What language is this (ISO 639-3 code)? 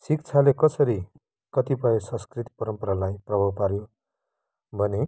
nep